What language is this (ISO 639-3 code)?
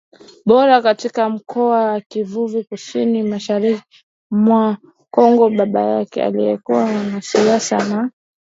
swa